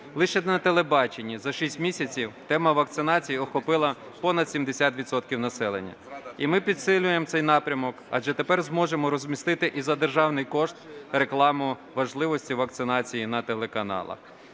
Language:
Ukrainian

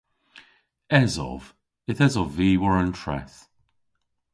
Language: Cornish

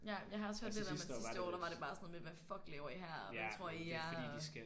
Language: Danish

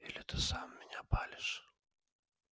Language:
Russian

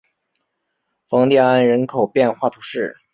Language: Chinese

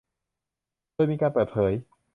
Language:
Thai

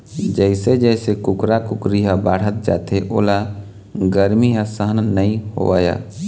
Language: Chhattisgarhi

